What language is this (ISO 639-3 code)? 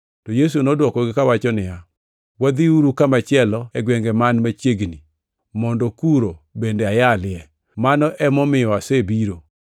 luo